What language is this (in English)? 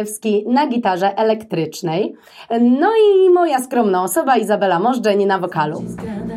Polish